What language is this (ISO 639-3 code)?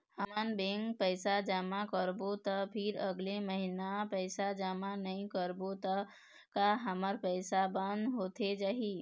hne